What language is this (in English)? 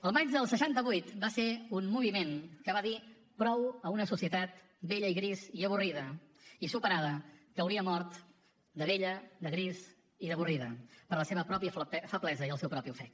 Catalan